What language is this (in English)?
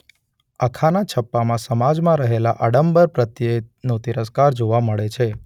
Gujarati